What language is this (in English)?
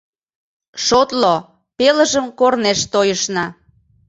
Mari